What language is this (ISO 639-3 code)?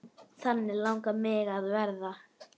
isl